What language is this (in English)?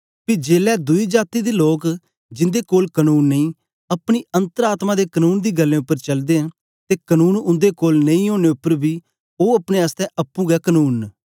Dogri